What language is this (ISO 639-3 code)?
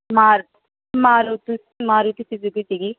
pan